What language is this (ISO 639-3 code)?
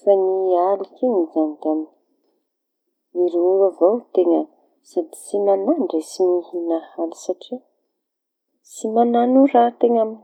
txy